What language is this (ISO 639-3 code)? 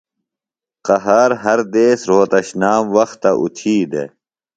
phl